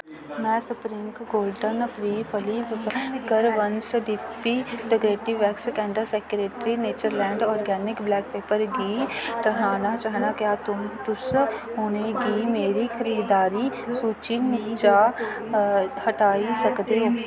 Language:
Dogri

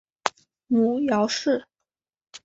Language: Chinese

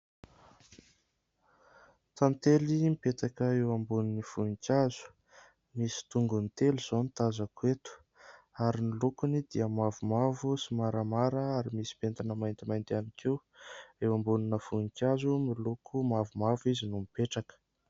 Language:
Malagasy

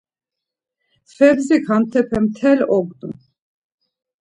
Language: Laz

